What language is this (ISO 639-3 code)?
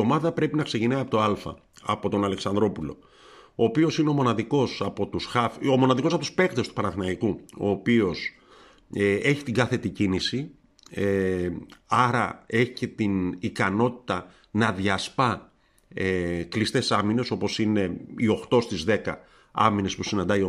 ell